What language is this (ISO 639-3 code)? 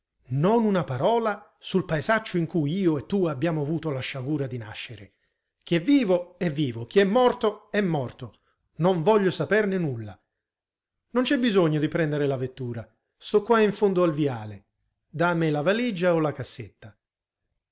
ita